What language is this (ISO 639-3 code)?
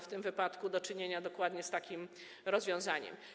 pol